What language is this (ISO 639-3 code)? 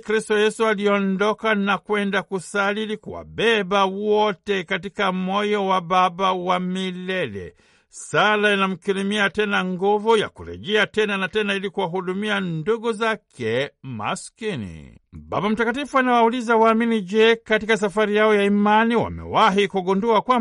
swa